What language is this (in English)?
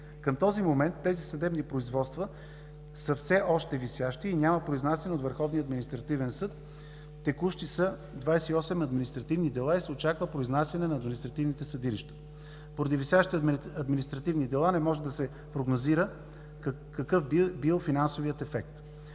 Bulgarian